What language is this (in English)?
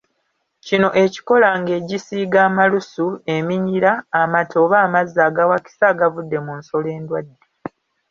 Ganda